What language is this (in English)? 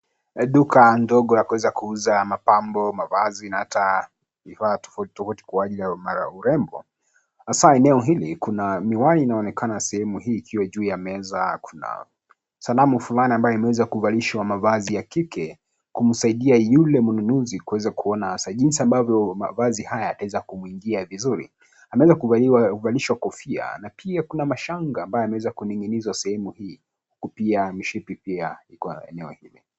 Swahili